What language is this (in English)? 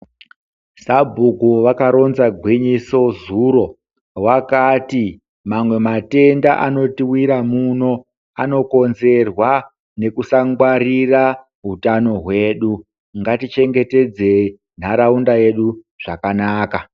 Ndau